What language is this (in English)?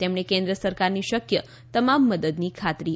Gujarati